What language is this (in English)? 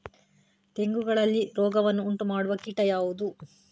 Kannada